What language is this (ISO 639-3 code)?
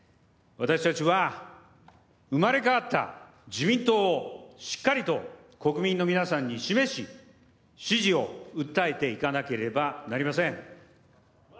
jpn